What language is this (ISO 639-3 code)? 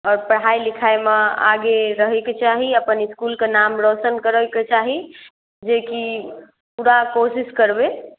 mai